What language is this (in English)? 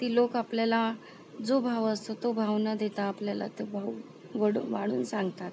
Marathi